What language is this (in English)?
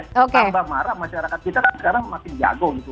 Indonesian